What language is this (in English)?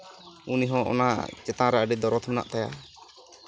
Santali